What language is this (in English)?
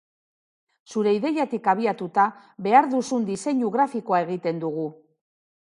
Basque